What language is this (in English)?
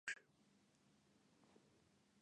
Bangla